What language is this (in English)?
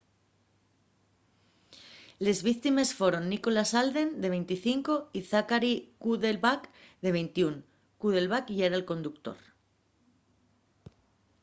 Asturian